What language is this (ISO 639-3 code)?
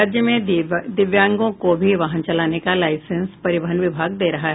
hin